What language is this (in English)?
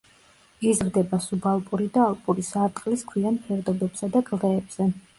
Georgian